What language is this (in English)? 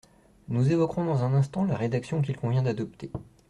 French